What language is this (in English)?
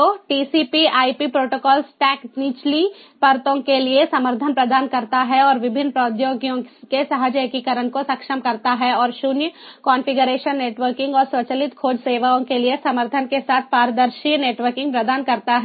Hindi